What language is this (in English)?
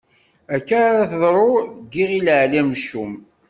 Kabyle